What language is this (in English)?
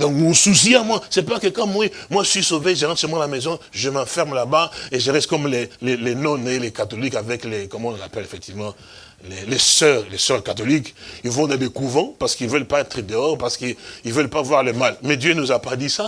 French